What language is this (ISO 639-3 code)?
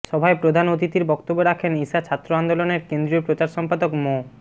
ben